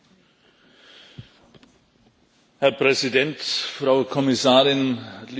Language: German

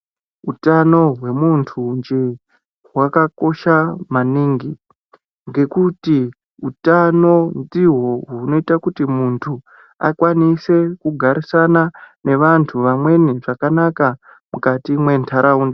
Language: Ndau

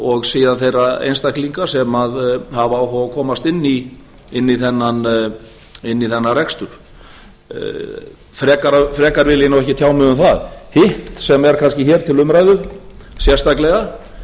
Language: Icelandic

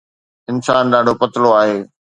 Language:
Sindhi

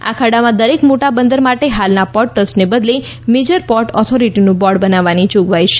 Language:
Gujarati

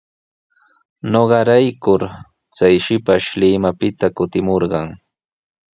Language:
Sihuas Ancash Quechua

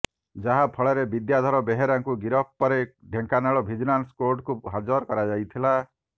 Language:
Odia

